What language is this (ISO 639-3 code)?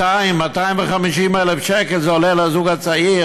heb